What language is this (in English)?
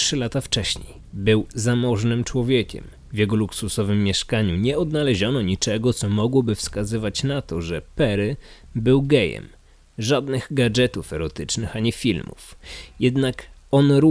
Polish